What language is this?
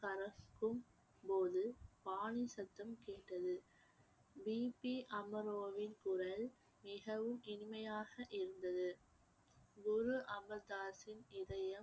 Tamil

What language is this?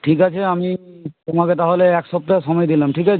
Bangla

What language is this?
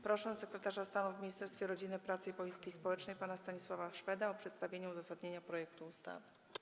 Polish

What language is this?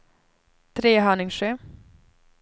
Swedish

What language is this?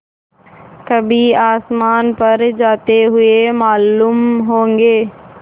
Hindi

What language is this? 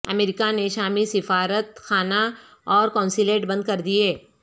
Urdu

